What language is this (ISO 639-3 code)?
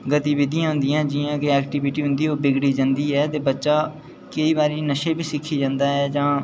doi